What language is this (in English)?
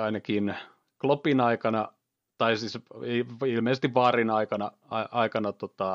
Finnish